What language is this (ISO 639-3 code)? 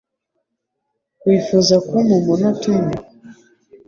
kin